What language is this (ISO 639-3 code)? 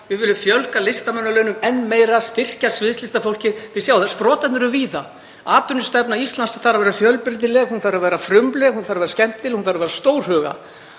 isl